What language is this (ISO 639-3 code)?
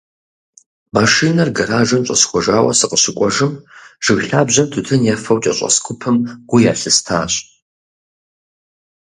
kbd